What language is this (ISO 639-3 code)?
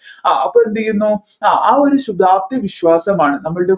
mal